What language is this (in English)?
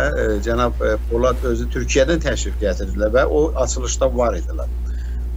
Turkish